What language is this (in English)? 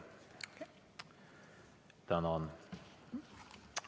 Estonian